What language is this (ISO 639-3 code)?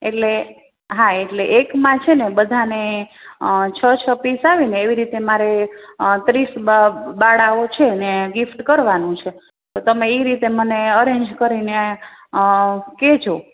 guj